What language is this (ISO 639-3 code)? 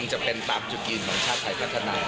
tha